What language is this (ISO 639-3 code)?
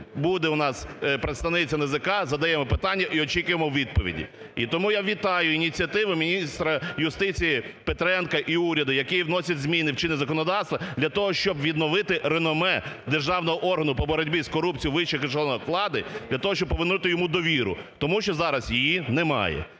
ukr